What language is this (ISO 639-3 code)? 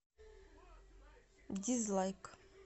rus